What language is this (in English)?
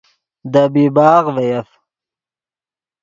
Yidgha